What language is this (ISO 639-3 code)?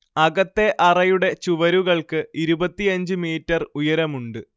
mal